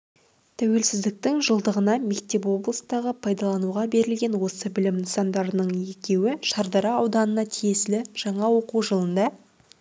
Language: Kazakh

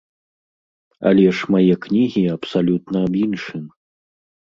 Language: Belarusian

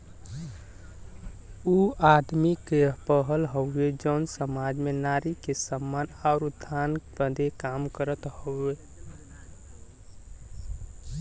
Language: Bhojpuri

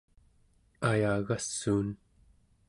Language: Central Yupik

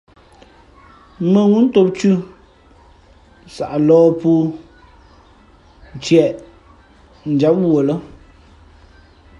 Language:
Fe'fe'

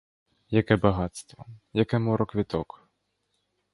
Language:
Ukrainian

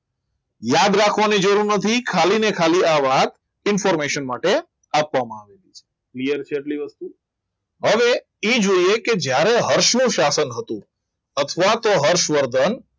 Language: Gujarati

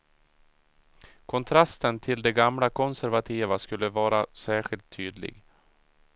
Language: Swedish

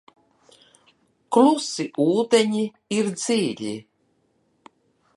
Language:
Latvian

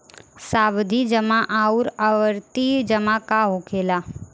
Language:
Bhojpuri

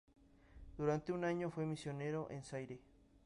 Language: Spanish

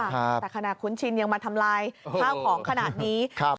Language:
Thai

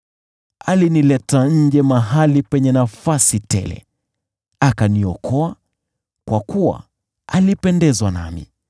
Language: Swahili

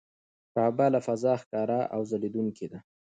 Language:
Pashto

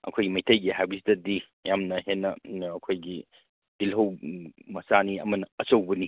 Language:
Manipuri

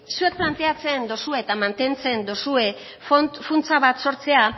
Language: Basque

